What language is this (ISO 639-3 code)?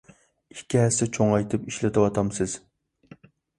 uig